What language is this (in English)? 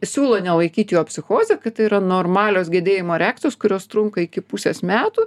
Lithuanian